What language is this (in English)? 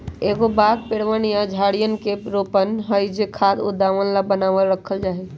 Magahi